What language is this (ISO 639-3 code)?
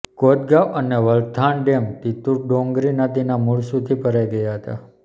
guj